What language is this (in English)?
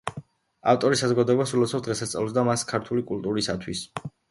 Georgian